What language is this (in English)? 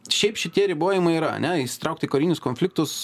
Lithuanian